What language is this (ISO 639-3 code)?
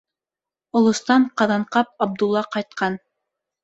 bak